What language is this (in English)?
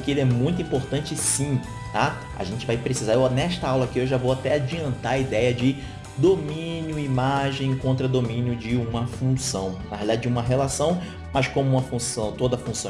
Portuguese